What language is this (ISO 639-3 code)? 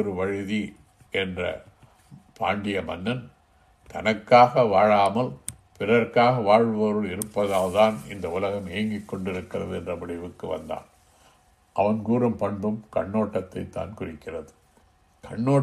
tam